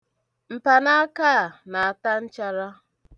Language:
Igbo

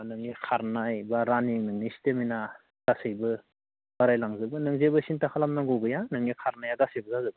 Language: Bodo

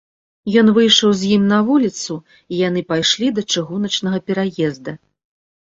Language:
Belarusian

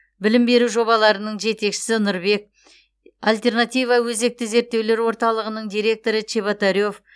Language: Kazakh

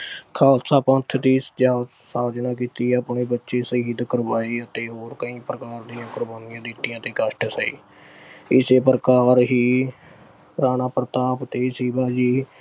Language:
Punjabi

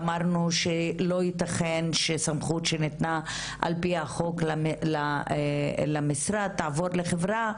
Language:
Hebrew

